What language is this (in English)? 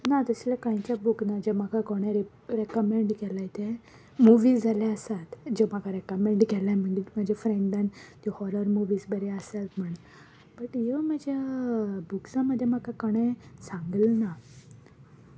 Konkani